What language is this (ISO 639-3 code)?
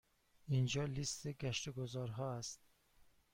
fas